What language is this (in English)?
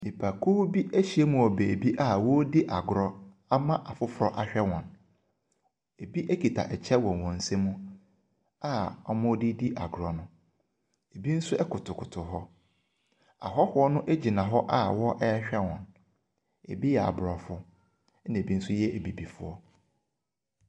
Akan